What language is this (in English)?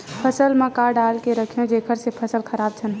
Chhattisgarhi